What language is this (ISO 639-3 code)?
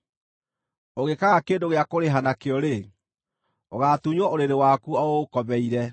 kik